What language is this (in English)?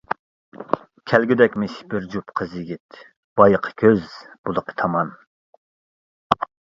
Uyghur